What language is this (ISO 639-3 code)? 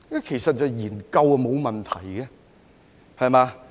yue